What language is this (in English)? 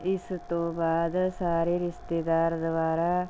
Punjabi